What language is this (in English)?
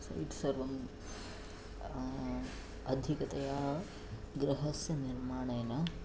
Sanskrit